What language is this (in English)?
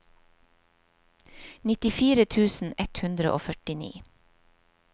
Norwegian